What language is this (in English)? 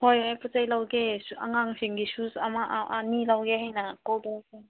Manipuri